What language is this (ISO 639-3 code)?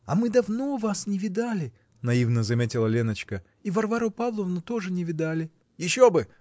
rus